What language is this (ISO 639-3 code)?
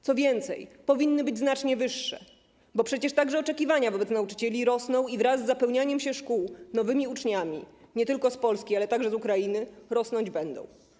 pol